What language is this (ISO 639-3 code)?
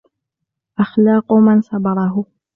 ara